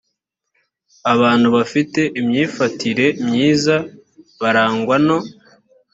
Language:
Kinyarwanda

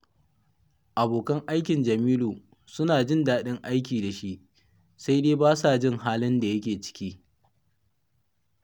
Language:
Hausa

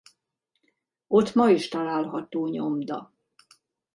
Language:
Hungarian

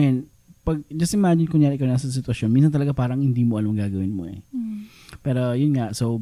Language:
Filipino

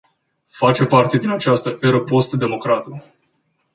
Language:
Romanian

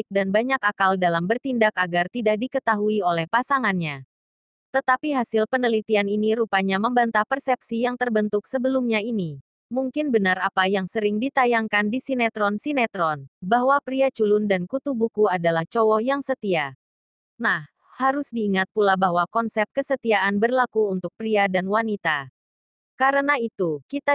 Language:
Indonesian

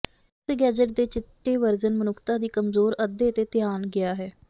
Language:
Punjabi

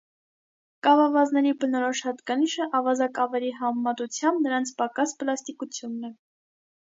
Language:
Armenian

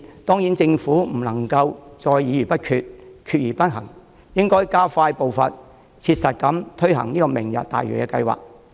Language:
Cantonese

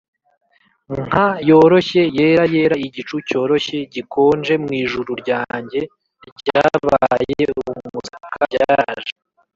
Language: Kinyarwanda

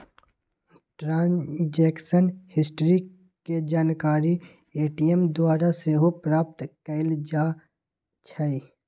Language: Magahi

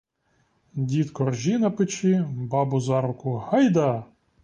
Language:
Ukrainian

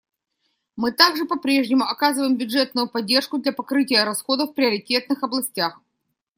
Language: Russian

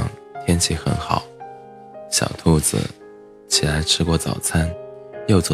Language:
Chinese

